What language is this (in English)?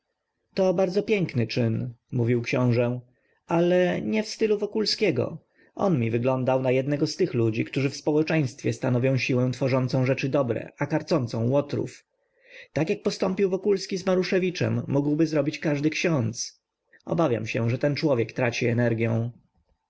Polish